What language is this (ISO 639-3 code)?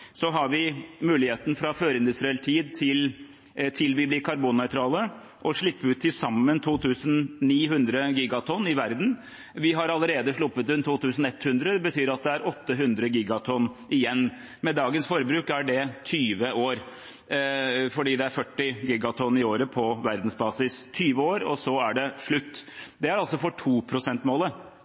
nob